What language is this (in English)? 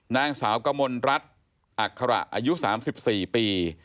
Thai